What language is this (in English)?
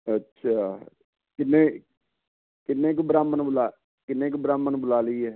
Punjabi